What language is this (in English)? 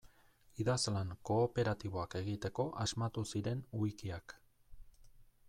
Basque